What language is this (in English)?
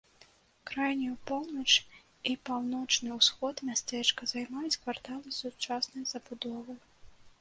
Belarusian